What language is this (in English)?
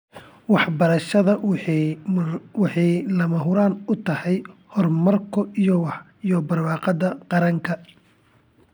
Somali